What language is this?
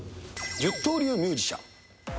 Japanese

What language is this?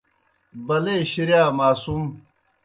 Kohistani Shina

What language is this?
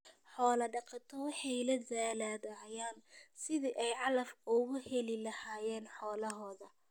Somali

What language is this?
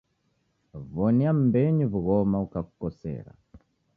Taita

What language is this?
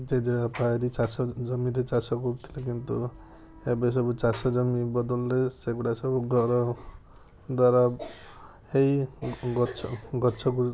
Odia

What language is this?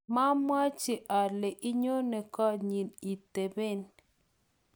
Kalenjin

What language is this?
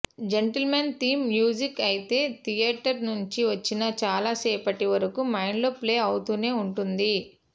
Telugu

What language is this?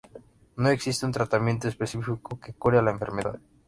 Spanish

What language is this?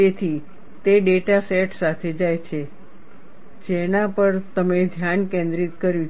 Gujarati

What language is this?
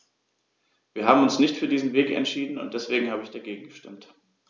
German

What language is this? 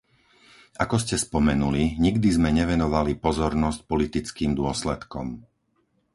Slovak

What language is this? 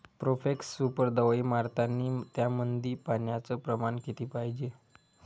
Marathi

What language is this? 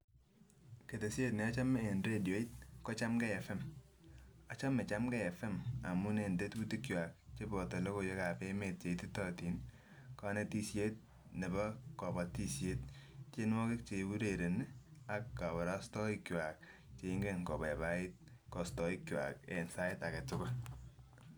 Kalenjin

